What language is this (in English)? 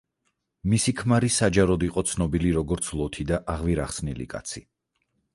Georgian